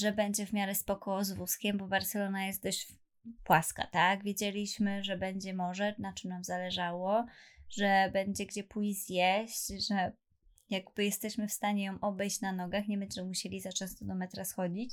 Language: Polish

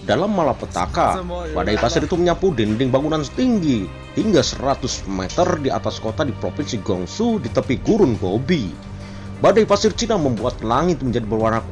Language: Indonesian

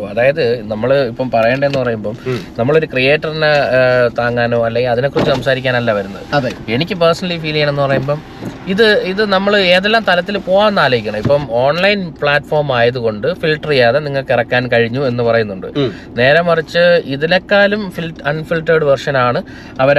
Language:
Malayalam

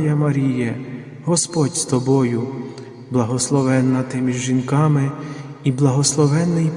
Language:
Ukrainian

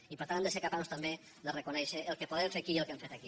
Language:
Catalan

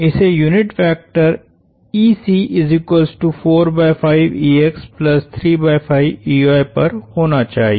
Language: Hindi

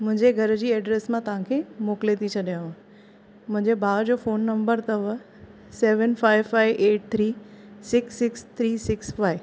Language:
Sindhi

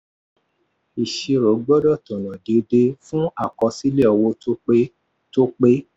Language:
Yoruba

